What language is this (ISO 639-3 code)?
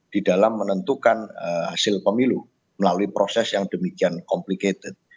ind